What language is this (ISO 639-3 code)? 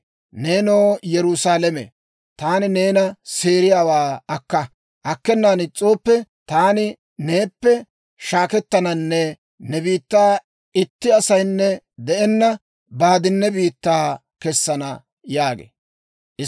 dwr